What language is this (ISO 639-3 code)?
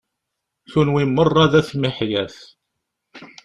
kab